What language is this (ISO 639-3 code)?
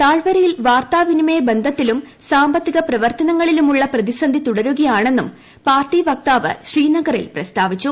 mal